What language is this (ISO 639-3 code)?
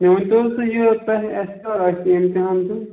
kas